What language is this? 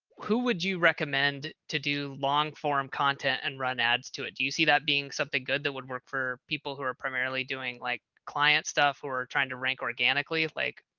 English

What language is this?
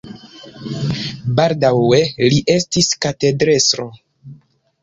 Esperanto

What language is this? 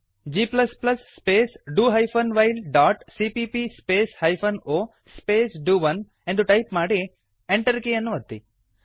Kannada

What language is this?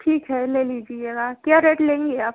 Hindi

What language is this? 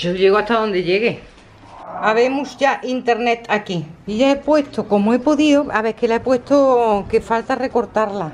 Spanish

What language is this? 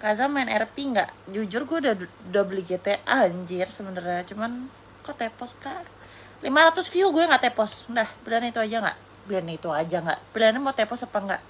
Indonesian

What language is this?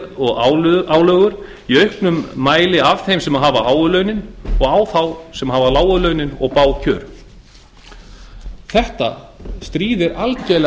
Icelandic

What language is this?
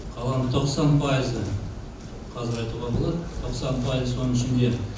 Kazakh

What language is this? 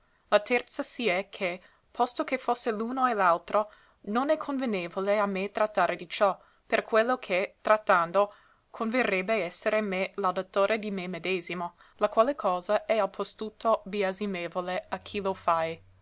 Italian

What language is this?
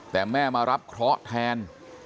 Thai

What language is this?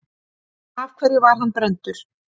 Icelandic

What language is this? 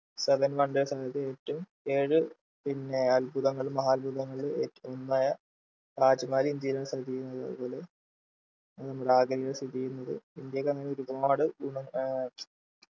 Malayalam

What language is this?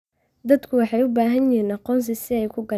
Somali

